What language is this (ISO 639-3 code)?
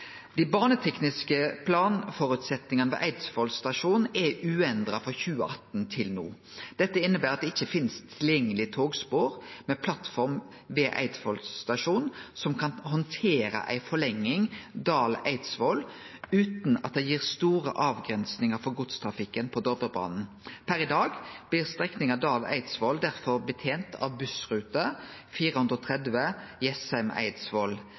nno